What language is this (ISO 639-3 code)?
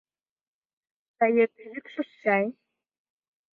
chm